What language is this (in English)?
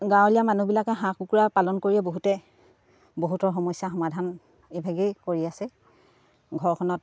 Assamese